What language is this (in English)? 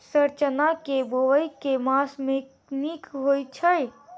Maithili